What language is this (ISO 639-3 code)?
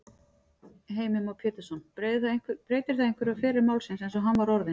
isl